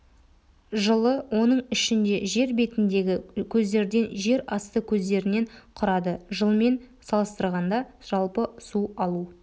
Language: Kazakh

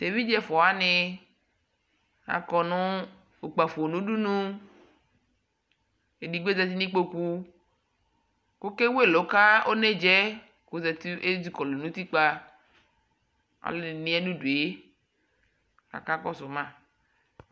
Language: Ikposo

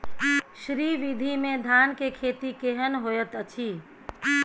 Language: Maithili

